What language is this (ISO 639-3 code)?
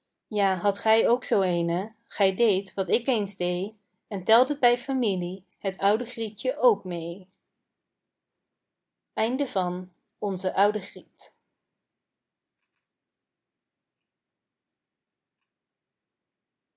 nld